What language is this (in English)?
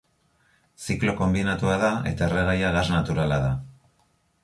Basque